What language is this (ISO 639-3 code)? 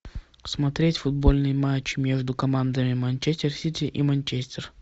rus